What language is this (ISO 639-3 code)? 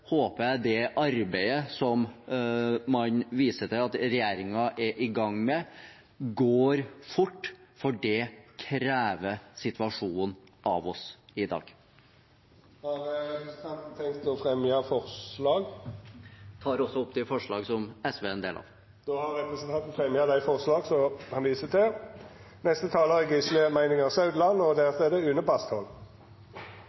nor